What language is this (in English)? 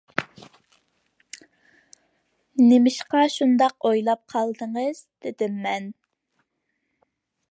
Uyghur